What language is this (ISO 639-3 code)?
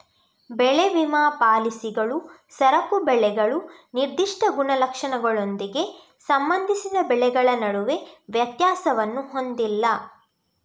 kan